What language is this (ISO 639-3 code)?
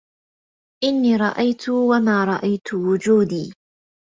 ara